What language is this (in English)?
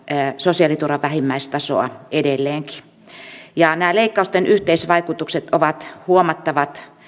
Finnish